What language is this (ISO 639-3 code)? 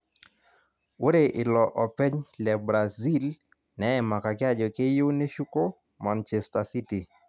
mas